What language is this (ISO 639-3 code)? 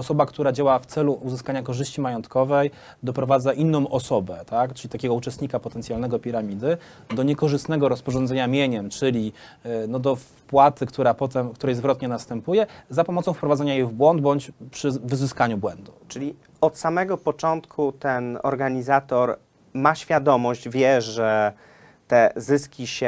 pol